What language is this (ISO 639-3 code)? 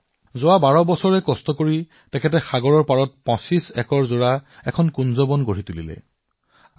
asm